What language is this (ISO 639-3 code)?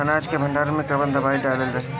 bho